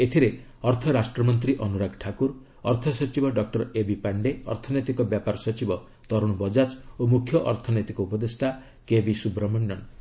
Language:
Odia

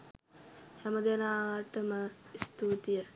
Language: Sinhala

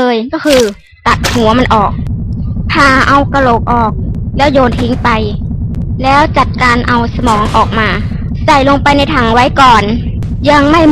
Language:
Thai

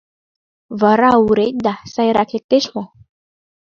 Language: Mari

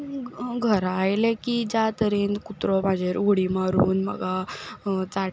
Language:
Konkani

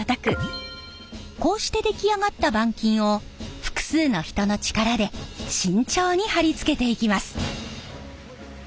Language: Japanese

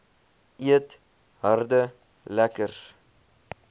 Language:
Afrikaans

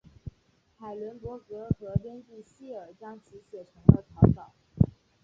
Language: Chinese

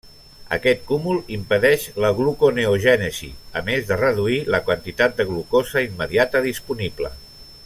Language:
Catalan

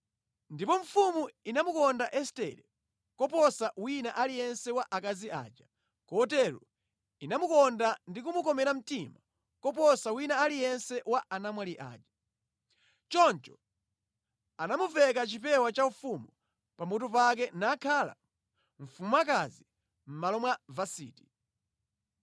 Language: Nyanja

